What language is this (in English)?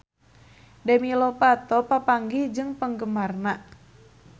Sundanese